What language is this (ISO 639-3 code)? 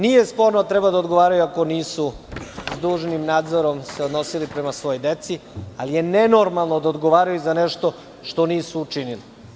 srp